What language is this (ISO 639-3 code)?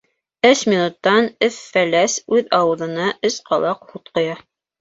bak